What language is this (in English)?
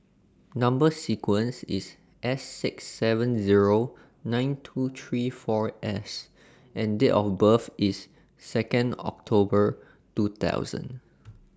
English